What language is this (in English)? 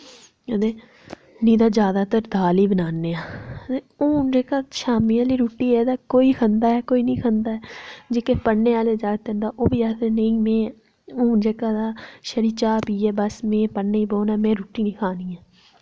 Dogri